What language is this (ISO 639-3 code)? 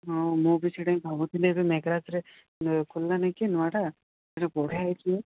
ori